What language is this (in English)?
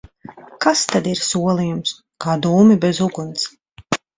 Latvian